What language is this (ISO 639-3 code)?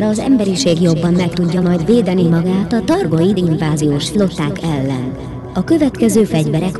hun